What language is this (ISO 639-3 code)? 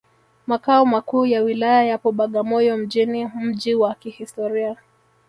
swa